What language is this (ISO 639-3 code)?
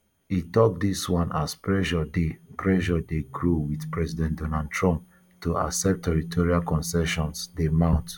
pcm